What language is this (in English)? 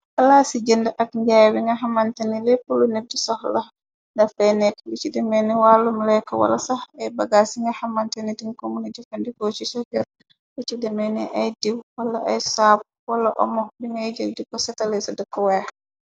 Wolof